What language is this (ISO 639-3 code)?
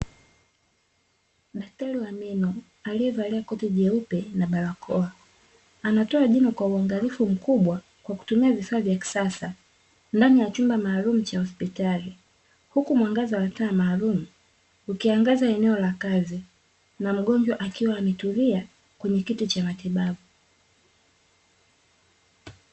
swa